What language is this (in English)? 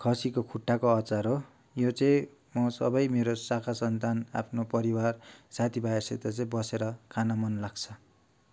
Nepali